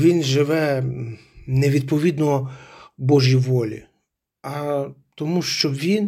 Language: Ukrainian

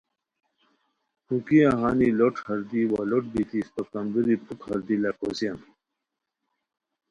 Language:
Khowar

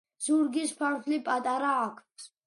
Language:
Georgian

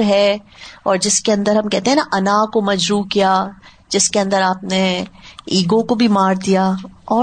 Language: Urdu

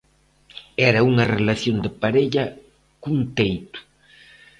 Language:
Galician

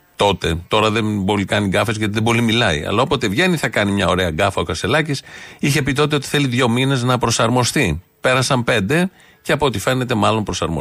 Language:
Greek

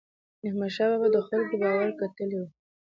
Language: Pashto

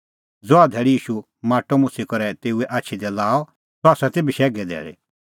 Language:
Kullu Pahari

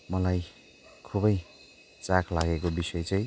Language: Nepali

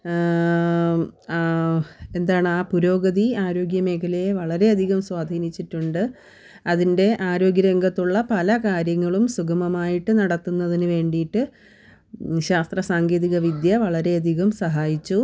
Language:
Malayalam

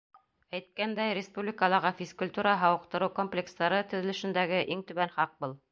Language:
Bashkir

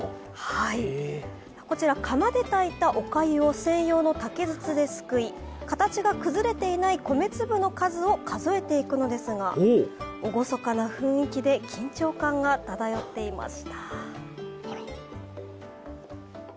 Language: Japanese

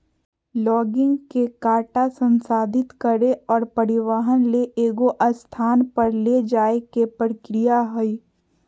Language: Magahi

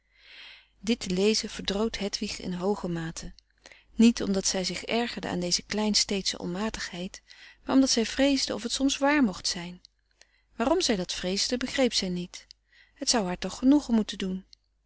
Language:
Dutch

